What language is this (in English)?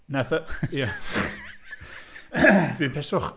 Welsh